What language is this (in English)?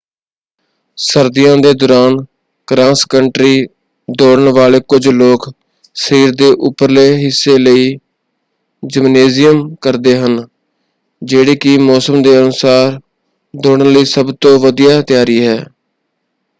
Punjabi